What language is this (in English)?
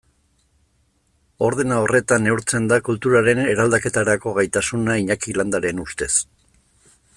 Basque